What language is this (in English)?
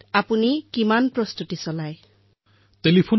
Assamese